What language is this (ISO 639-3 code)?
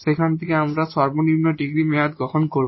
ben